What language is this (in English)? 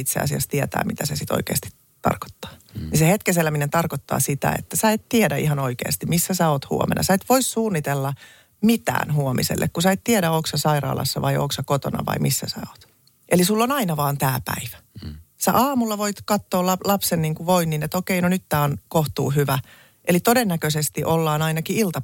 Finnish